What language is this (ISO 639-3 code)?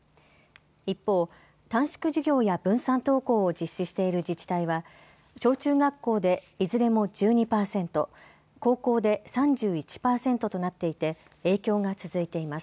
jpn